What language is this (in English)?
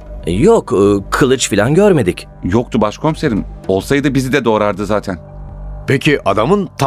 Turkish